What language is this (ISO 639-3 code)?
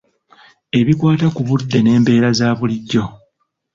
lug